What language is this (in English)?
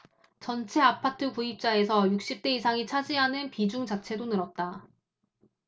Korean